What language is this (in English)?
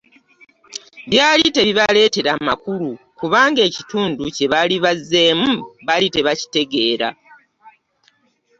Ganda